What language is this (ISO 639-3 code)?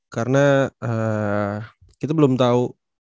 ind